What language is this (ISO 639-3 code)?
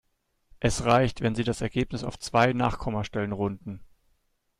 deu